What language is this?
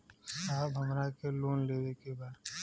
Bhojpuri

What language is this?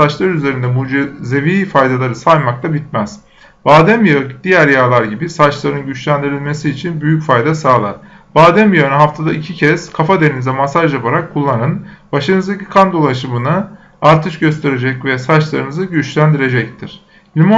Turkish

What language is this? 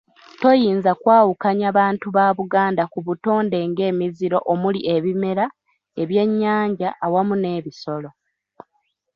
Ganda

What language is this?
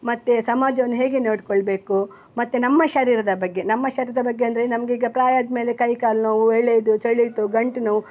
Kannada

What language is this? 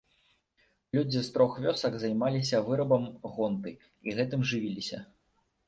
Belarusian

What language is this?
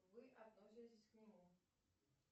Russian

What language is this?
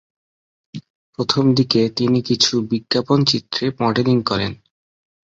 Bangla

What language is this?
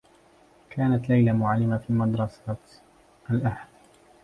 Arabic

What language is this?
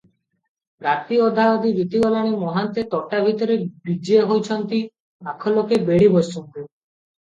Odia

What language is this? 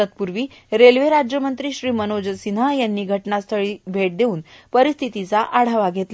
Marathi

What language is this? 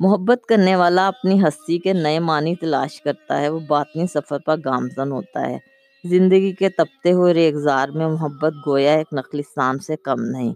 Urdu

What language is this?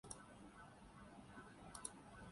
Urdu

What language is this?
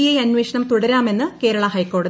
Malayalam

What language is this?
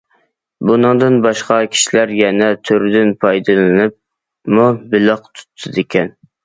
Uyghur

